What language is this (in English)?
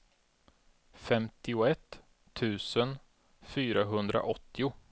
Swedish